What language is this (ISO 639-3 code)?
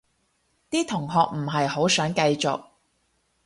yue